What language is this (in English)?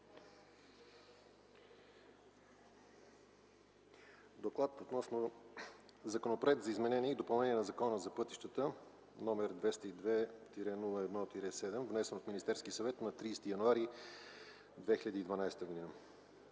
Bulgarian